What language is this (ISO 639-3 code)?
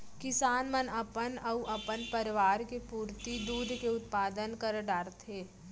hne